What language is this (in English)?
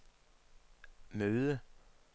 Danish